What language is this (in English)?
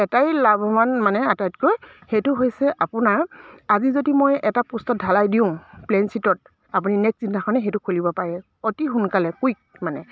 Assamese